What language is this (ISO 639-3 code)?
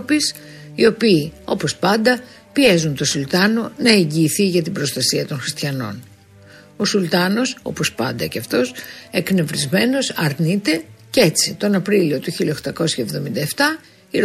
ell